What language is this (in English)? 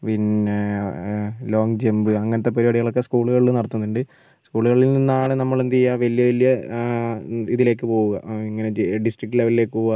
Malayalam